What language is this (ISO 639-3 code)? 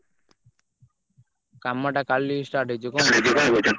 ori